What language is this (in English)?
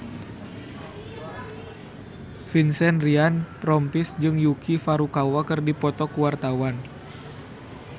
Sundanese